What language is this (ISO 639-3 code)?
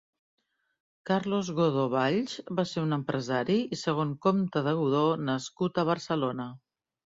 cat